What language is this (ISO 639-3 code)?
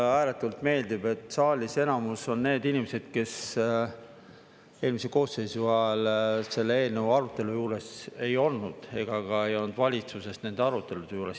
est